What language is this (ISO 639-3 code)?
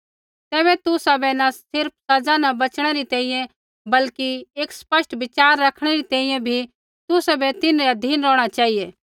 kfx